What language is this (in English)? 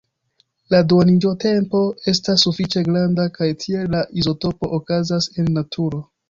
Esperanto